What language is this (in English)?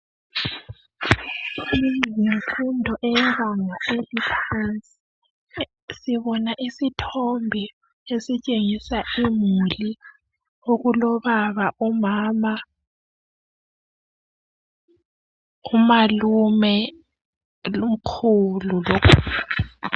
North Ndebele